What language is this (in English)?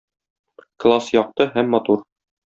Tatar